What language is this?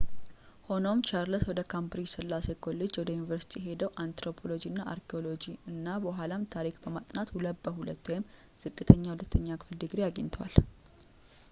Amharic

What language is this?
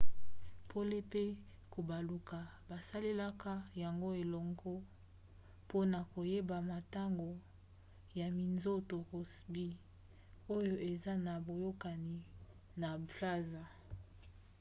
Lingala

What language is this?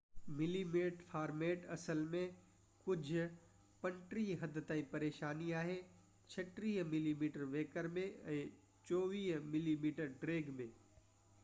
Sindhi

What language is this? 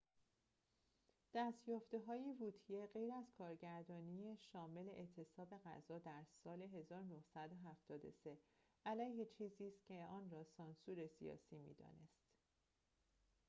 Persian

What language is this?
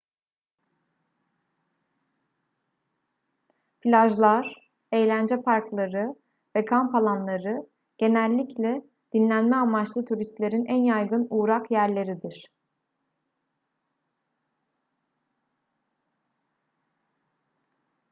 Turkish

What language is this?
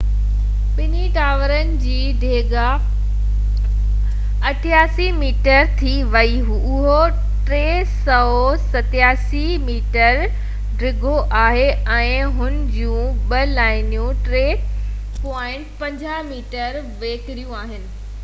Sindhi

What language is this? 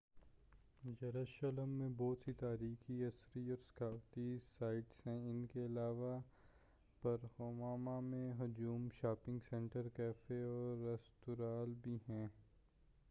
Urdu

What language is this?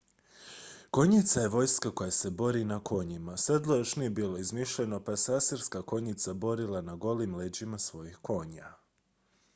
Croatian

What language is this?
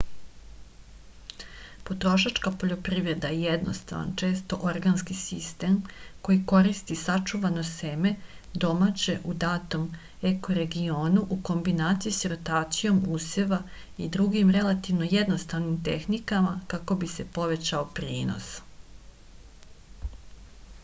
Serbian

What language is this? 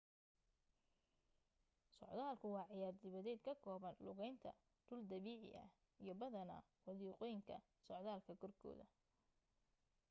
Somali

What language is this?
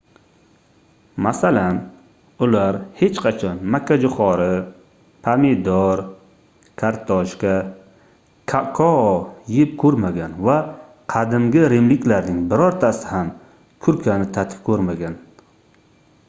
Uzbek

